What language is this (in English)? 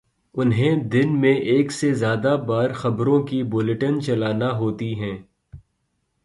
Urdu